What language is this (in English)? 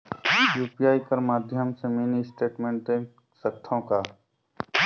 Chhattisgarhi